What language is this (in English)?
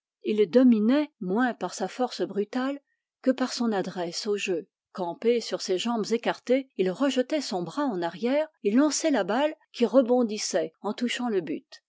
French